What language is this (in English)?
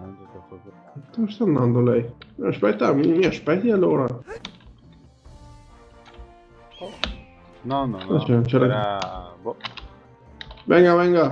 Italian